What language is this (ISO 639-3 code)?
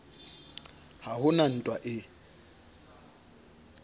sot